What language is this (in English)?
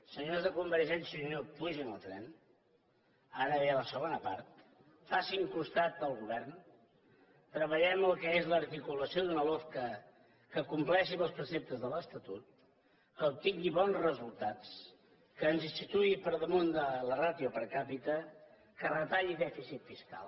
Catalan